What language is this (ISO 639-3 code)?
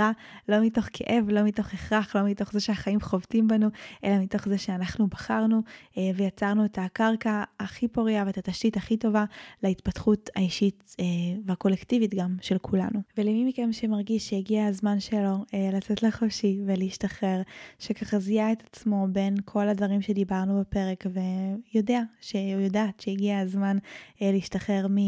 heb